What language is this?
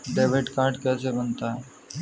Hindi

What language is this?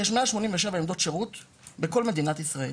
Hebrew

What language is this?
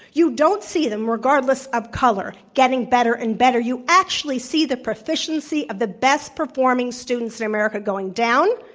English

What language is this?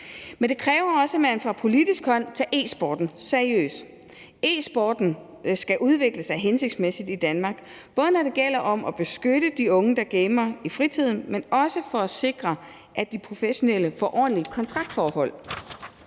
Danish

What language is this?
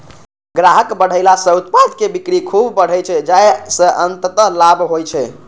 Maithili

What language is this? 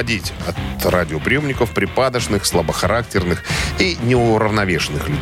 Russian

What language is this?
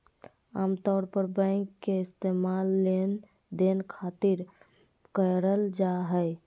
Magahi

